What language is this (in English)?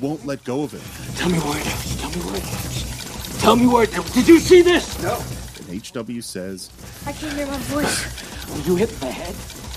English